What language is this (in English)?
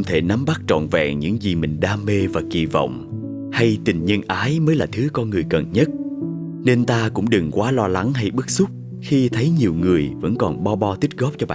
Vietnamese